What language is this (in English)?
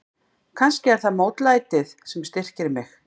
Icelandic